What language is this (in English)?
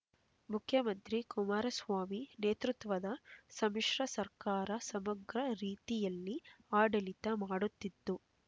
Kannada